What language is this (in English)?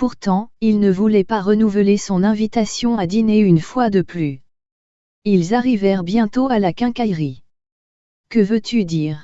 French